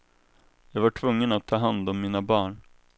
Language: Swedish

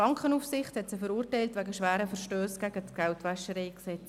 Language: Swiss German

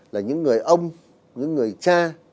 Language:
Vietnamese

